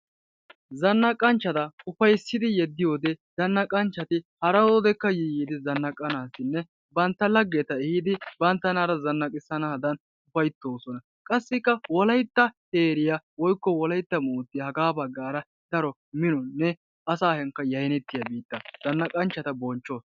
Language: Wolaytta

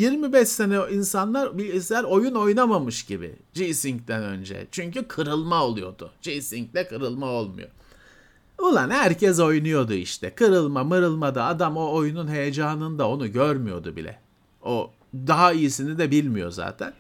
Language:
Turkish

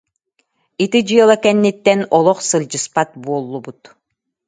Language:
Yakut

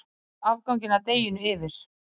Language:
Icelandic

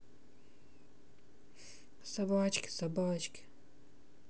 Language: Russian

